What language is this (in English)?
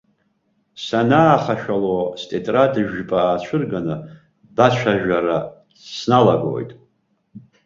Abkhazian